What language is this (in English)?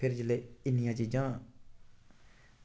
Dogri